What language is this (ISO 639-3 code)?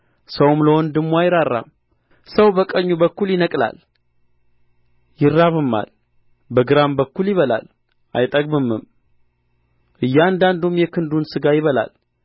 amh